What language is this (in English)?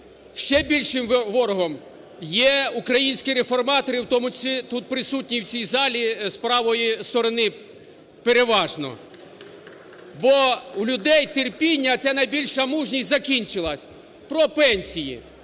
Ukrainian